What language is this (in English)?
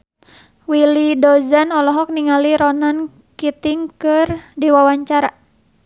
Sundanese